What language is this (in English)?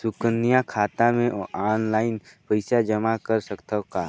Chhattisgarhi